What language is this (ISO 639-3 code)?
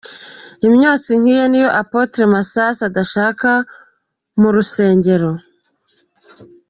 kin